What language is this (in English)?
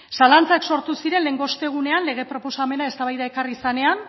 Basque